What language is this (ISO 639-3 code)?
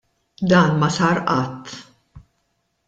mlt